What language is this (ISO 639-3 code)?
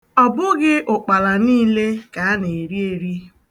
ibo